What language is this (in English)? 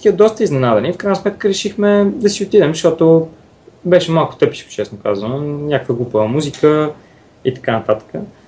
Bulgarian